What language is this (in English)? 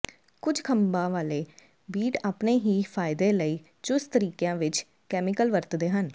Punjabi